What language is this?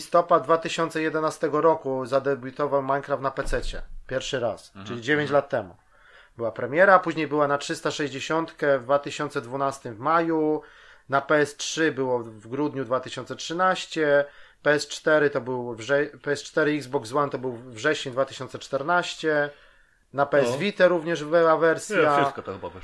Polish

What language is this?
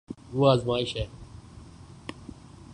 Urdu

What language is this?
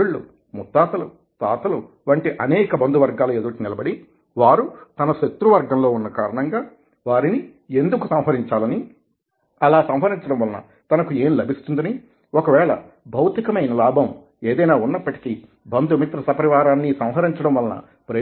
Telugu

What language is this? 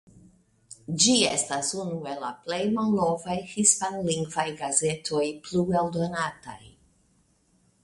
Esperanto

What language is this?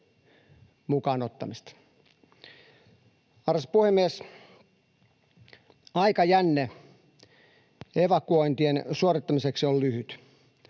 Finnish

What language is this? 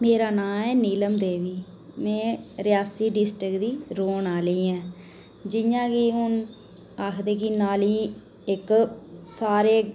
Dogri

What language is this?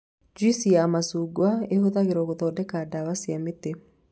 Kikuyu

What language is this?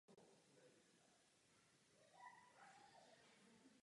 Czech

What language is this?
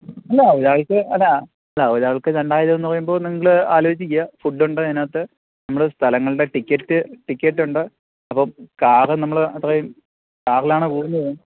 Malayalam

